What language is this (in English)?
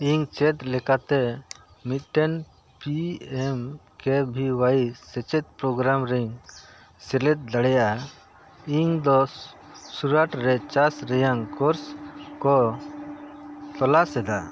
Santali